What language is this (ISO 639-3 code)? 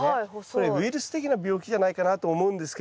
jpn